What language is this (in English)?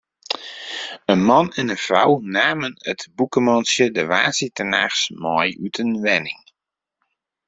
Western Frisian